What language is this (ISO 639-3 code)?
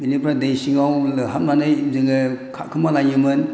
brx